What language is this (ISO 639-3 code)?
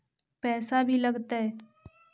mag